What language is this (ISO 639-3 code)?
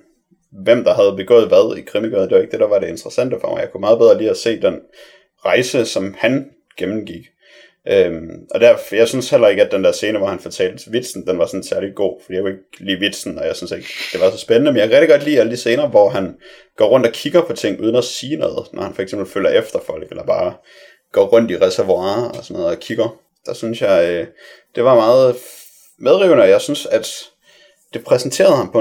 dan